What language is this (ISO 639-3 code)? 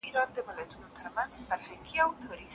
pus